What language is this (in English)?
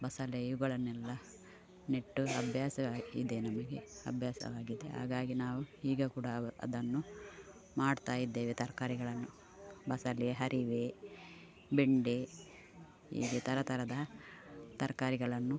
Kannada